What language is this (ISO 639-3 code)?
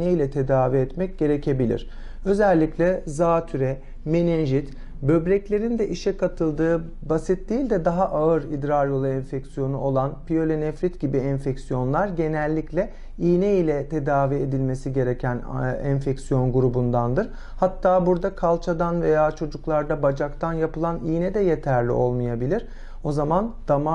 tur